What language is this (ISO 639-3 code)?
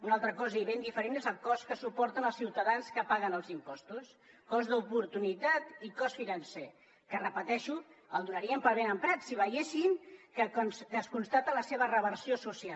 cat